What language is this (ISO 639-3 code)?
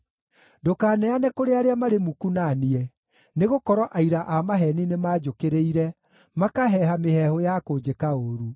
kik